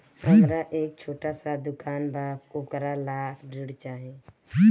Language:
Bhojpuri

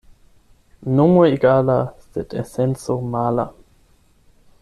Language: Esperanto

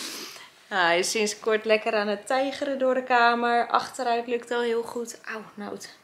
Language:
Dutch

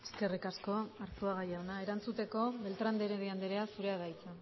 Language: Basque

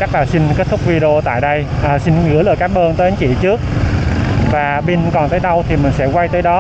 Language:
Vietnamese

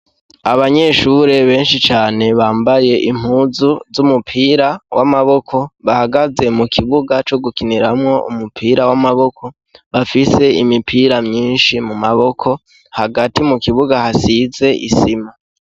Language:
Rundi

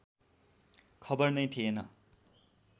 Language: Nepali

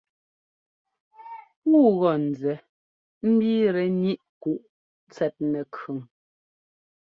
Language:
Ngomba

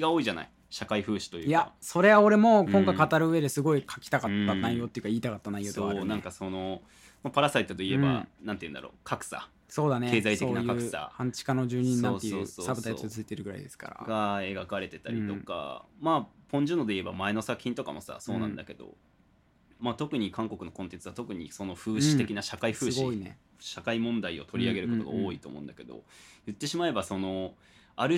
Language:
Japanese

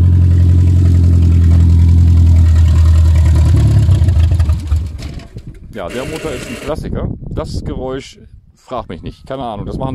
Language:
German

